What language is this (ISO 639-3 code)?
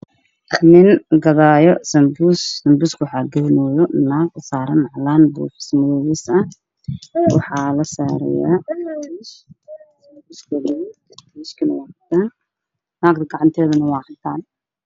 som